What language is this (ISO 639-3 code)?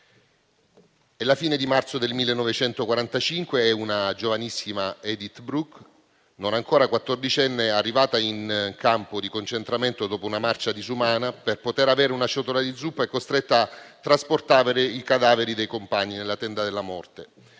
ita